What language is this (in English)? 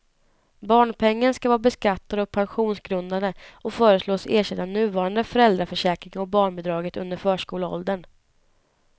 Swedish